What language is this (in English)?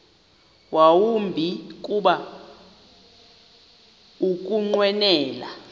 Xhosa